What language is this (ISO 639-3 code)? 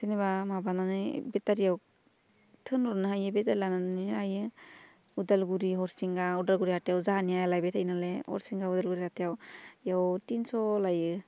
brx